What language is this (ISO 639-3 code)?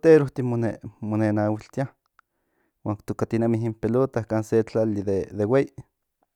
nhn